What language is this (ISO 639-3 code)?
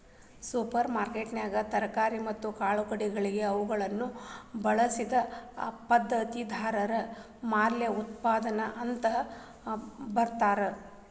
kan